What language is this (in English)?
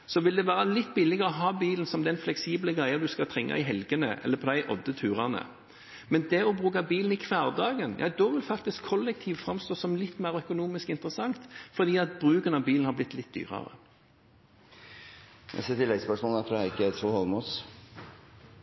Norwegian